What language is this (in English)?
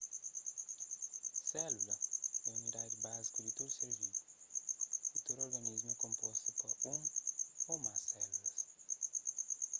Kabuverdianu